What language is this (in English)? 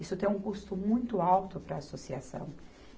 Portuguese